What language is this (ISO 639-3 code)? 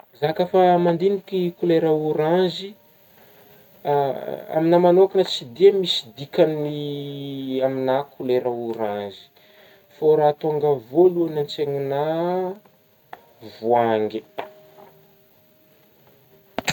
bmm